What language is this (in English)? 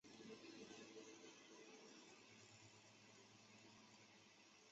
Chinese